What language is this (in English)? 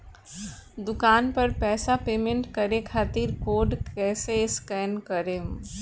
Bhojpuri